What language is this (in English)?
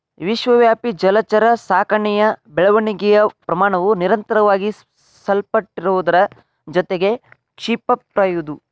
Kannada